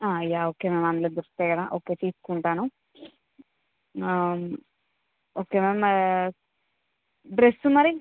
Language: Telugu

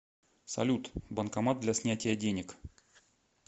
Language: Russian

